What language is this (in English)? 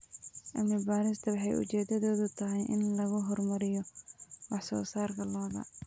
Somali